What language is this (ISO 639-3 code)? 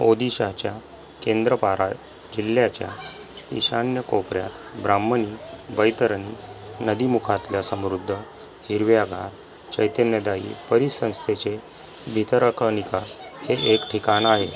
mar